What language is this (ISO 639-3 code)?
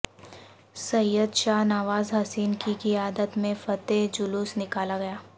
urd